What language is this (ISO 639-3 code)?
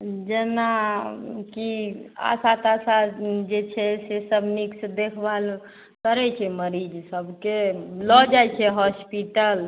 mai